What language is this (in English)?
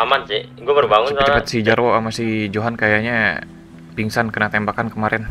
Indonesian